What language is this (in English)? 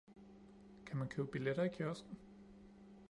Danish